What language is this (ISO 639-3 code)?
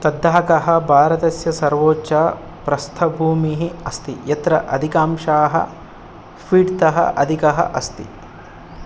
san